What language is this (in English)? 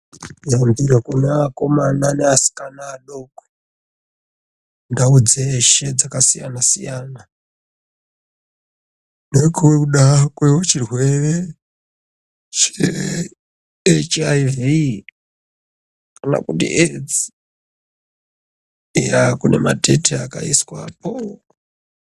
Ndau